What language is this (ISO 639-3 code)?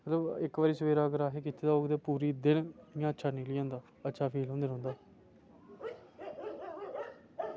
doi